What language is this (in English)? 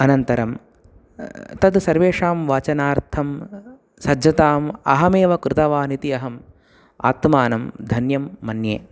Sanskrit